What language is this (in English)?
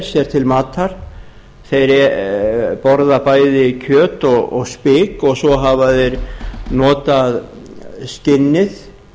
Icelandic